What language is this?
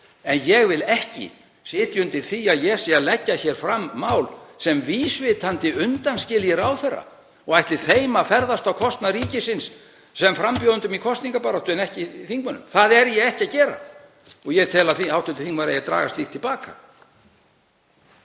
Icelandic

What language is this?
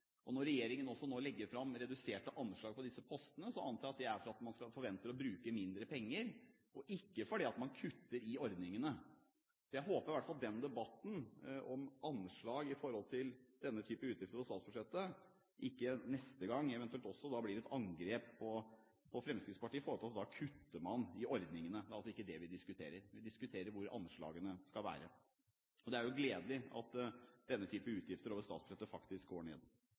Norwegian Bokmål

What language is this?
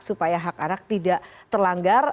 Indonesian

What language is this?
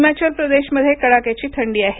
Marathi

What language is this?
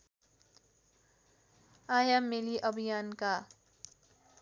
Nepali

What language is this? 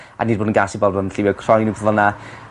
Welsh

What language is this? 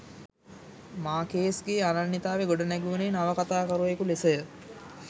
Sinhala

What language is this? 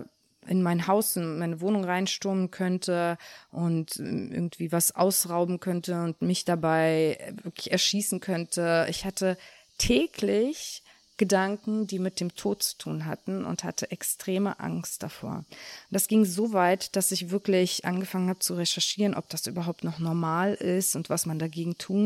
German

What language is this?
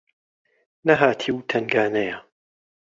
Central Kurdish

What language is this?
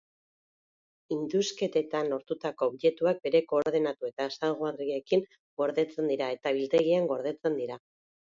Basque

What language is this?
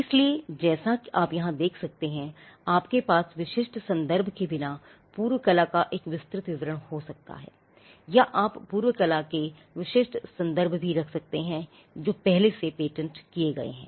Hindi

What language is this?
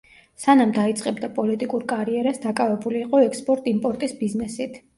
Georgian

